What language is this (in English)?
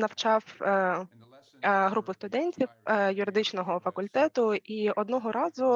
Ukrainian